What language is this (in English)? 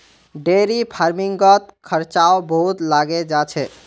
Magahi